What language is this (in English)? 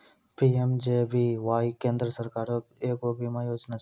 Maithili